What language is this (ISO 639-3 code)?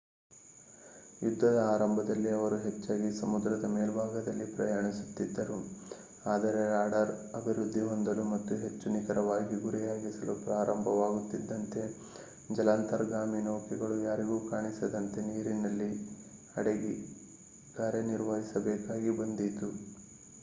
kan